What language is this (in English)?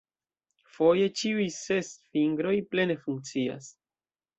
Esperanto